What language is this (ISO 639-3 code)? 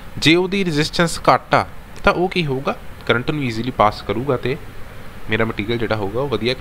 hin